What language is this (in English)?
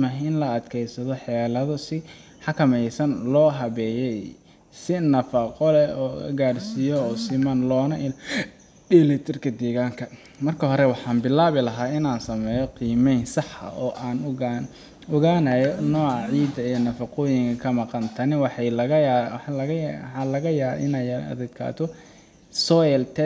Somali